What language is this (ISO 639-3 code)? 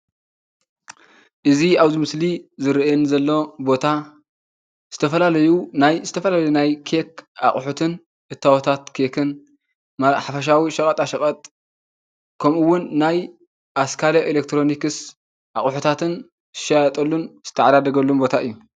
tir